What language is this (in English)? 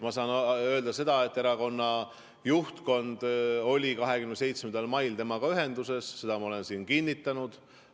Estonian